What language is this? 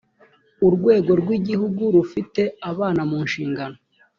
Kinyarwanda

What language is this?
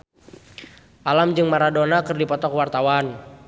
Sundanese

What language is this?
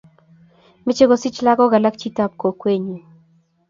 Kalenjin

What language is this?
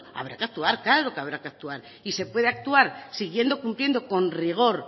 Spanish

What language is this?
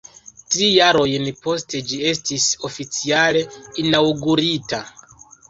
Esperanto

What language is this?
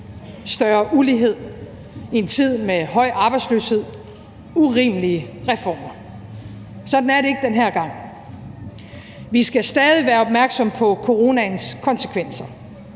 Danish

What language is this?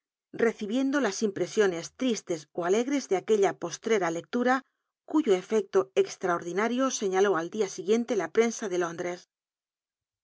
Spanish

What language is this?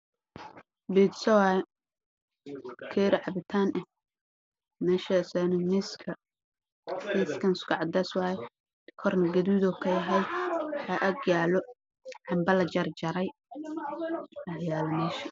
Somali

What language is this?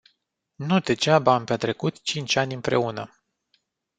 Romanian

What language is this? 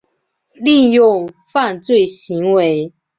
Chinese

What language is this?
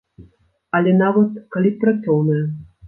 Belarusian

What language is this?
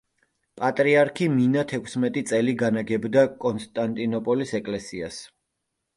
Georgian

